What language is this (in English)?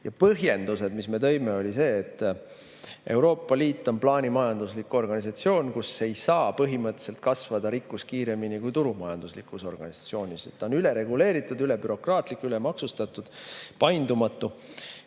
Estonian